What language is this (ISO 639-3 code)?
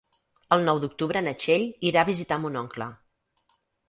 cat